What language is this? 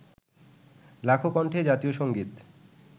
Bangla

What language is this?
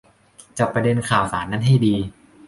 Thai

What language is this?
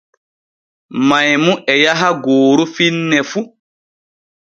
Borgu Fulfulde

